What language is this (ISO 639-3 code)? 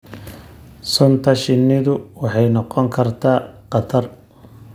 som